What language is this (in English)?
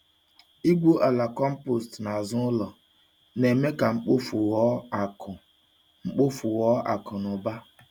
Igbo